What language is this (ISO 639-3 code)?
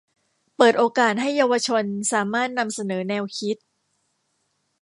tha